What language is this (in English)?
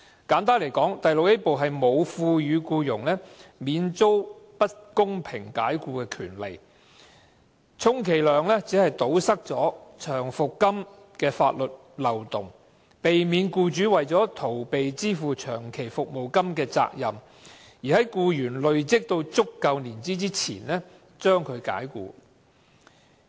Cantonese